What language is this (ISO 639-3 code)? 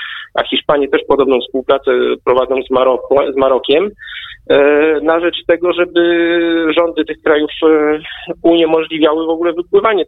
pol